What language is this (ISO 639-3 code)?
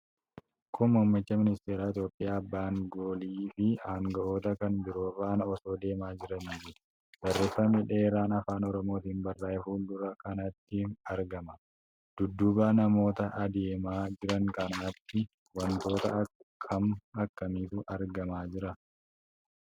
orm